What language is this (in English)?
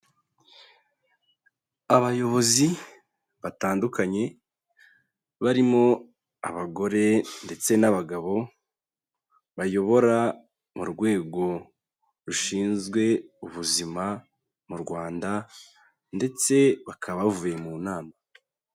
Kinyarwanda